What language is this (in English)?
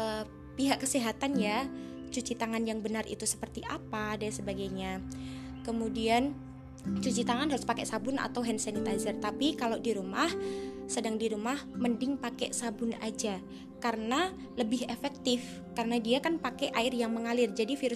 Indonesian